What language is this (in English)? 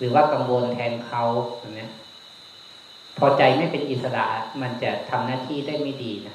Thai